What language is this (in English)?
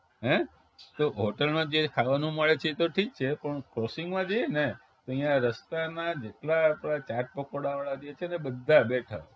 Gujarati